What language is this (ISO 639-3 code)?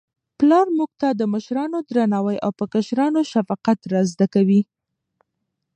pus